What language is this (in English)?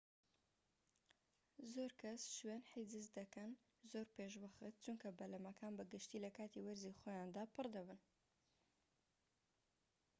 Central Kurdish